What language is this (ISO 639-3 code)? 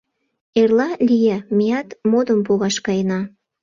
chm